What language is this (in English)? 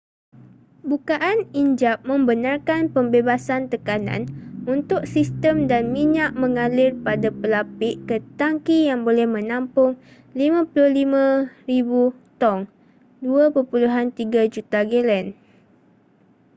Malay